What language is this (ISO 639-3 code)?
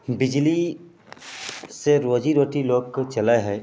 mai